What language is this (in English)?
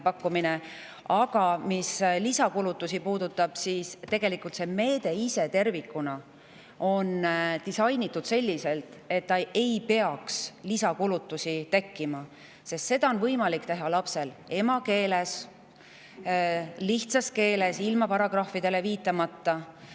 Estonian